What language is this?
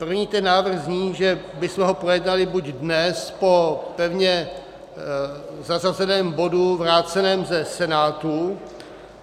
Czech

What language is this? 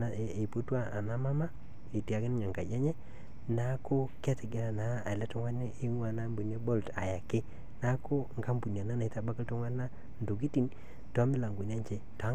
Masai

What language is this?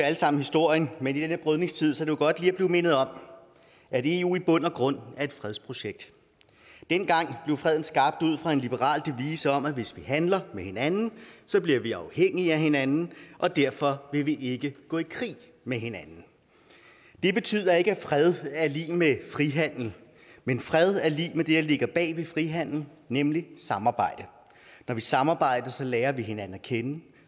Danish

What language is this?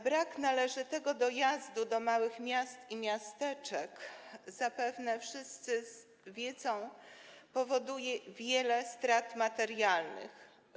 Polish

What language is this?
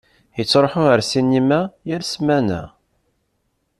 Kabyle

